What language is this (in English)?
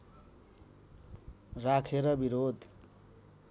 Nepali